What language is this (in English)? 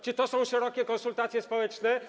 Polish